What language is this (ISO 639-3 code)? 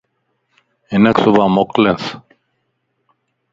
lss